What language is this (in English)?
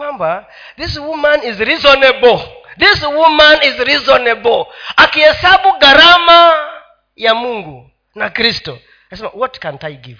Swahili